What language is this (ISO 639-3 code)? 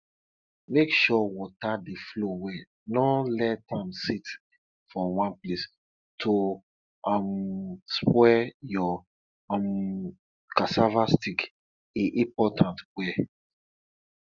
pcm